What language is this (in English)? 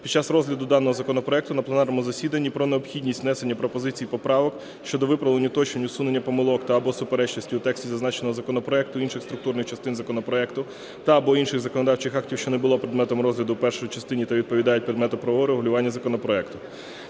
Ukrainian